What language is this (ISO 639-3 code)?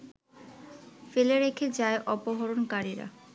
ben